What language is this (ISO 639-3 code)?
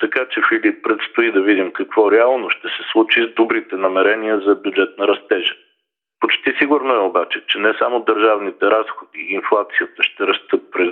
bul